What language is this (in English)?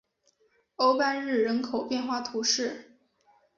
Chinese